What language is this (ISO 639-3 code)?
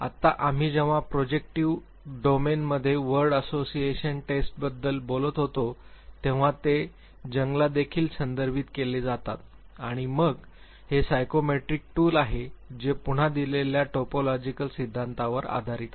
mar